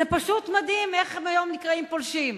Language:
Hebrew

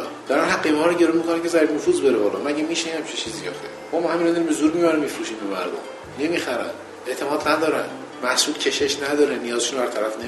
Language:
Persian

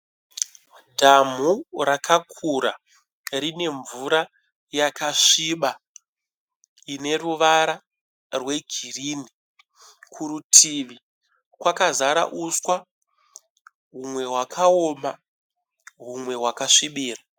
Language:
Shona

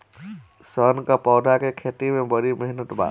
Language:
Bhojpuri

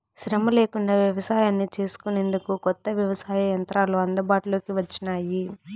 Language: Telugu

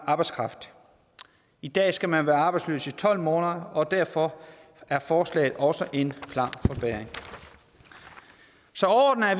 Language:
Danish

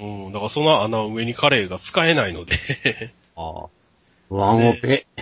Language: Japanese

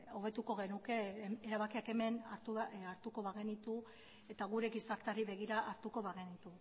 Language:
Basque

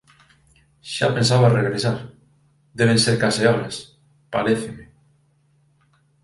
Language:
Galician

